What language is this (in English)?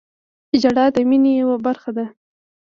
Pashto